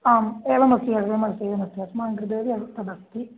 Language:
Sanskrit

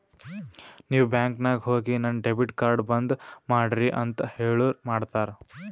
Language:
Kannada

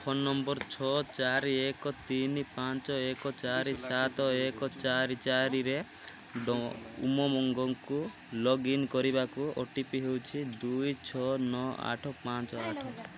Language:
Odia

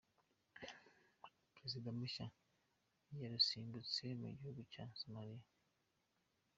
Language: Kinyarwanda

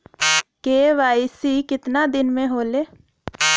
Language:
Bhojpuri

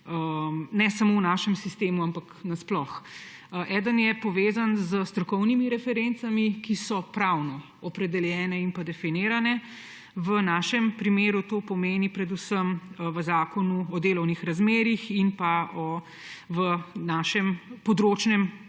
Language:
Slovenian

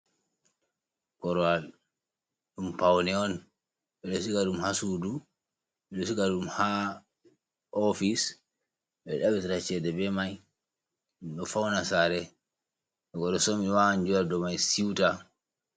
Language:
Fula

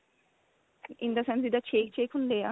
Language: Punjabi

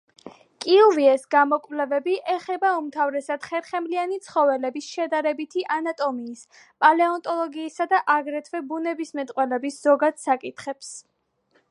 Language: Georgian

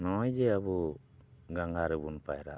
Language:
Santali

